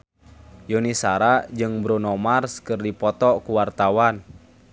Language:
Sundanese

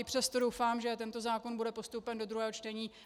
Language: Czech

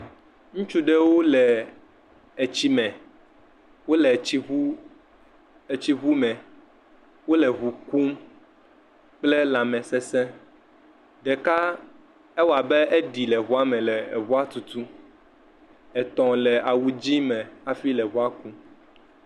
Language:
Ewe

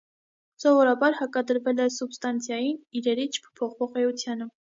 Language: Armenian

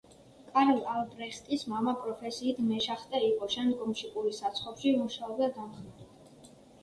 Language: Georgian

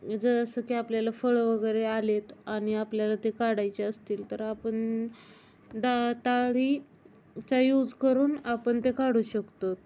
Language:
Marathi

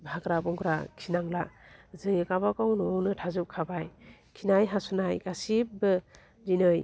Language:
Bodo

